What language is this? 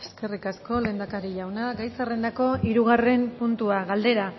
Basque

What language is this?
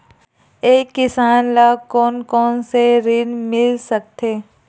Chhattisgarhi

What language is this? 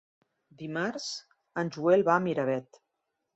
Catalan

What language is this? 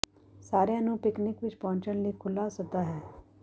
Punjabi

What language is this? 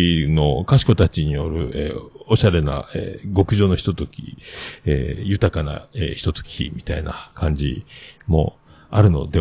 Japanese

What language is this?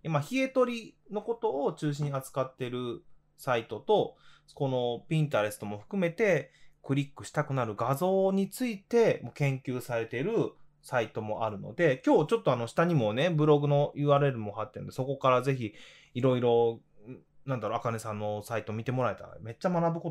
Japanese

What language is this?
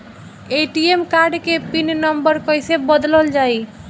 Bhojpuri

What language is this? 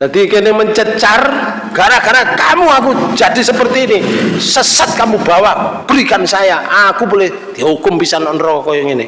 Indonesian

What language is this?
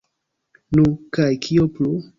Esperanto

